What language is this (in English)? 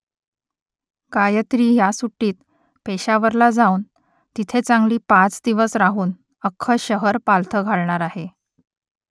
Marathi